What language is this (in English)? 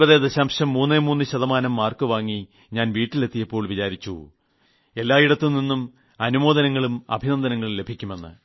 Malayalam